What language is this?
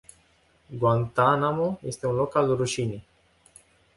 Romanian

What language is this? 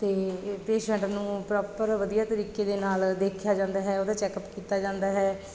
Punjabi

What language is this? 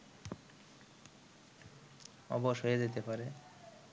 Bangla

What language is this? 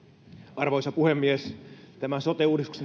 Finnish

